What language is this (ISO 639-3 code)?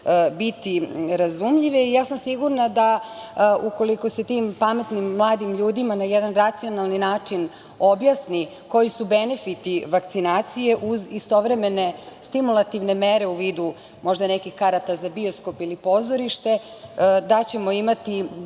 srp